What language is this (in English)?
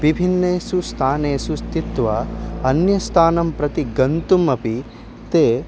Sanskrit